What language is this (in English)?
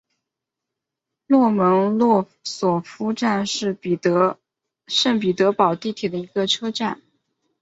Chinese